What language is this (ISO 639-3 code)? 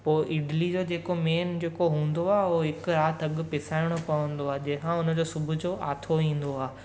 snd